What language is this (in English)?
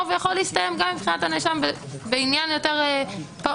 Hebrew